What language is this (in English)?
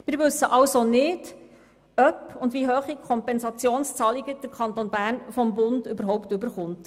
Swiss German